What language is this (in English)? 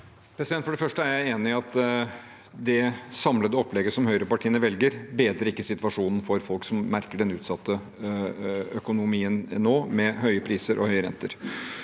Norwegian